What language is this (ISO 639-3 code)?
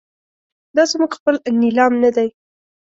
pus